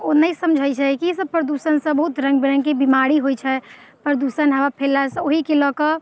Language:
Maithili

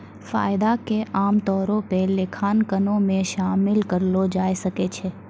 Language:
Maithili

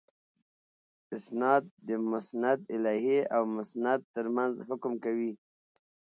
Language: Pashto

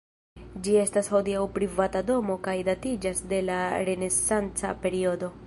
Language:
Esperanto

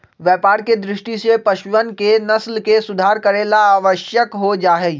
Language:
Magahi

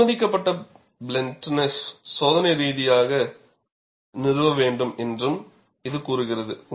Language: Tamil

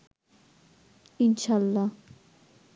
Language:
Bangla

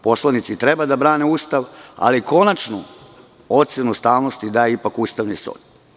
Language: Serbian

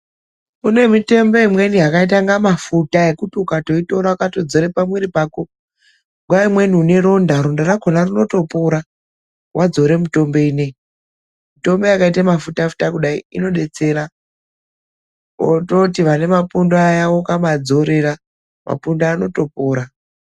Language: Ndau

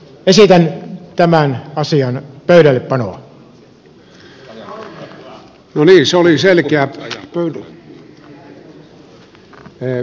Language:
Finnish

